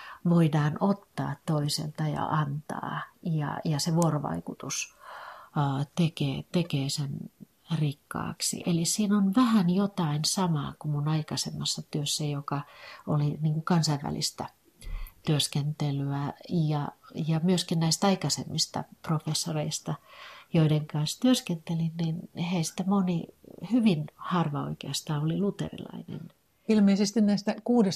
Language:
Finnish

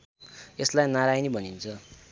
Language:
Nepali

